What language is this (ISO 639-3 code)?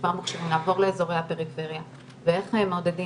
heb